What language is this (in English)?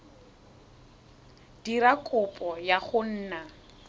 Tswana